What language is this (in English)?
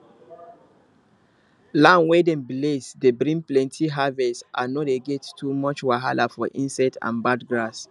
Nigerian Pidgin